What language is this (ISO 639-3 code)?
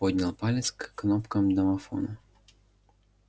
rus